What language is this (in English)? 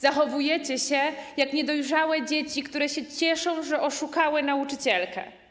Polish